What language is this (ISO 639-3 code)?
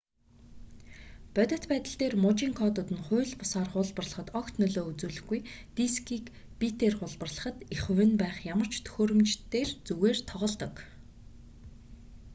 mon